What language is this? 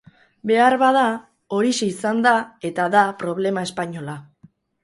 Basque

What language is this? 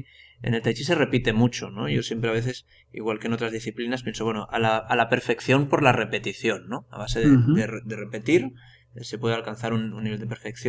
Spanish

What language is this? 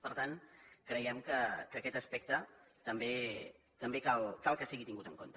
Catalan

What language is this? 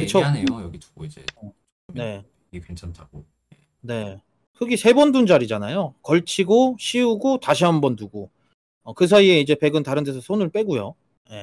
Korean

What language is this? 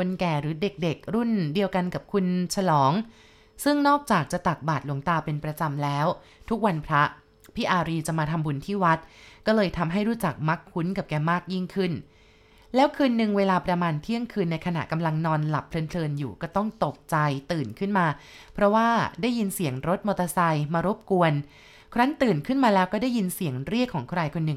Thai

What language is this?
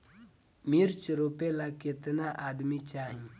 Bhojpuri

